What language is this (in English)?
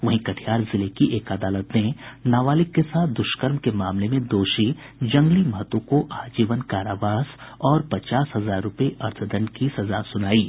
Hindi